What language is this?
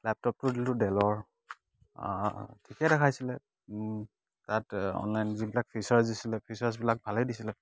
Assamese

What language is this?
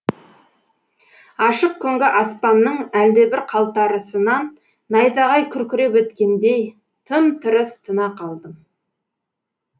Kazakh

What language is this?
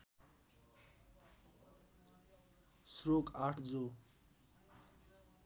Nepali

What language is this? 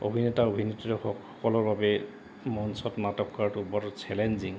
Assamese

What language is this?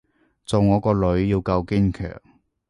Cantonese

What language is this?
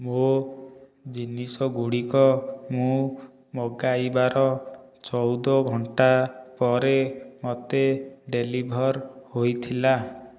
Odia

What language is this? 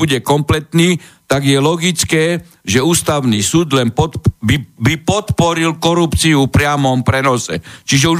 Slovak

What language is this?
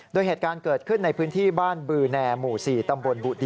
Thai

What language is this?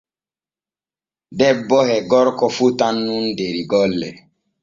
Borgu Fulfulde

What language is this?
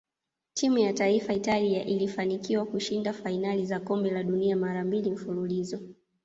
Swahili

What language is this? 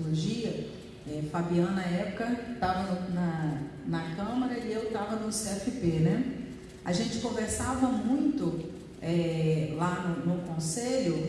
Portuguese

